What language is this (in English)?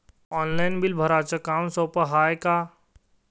Marathi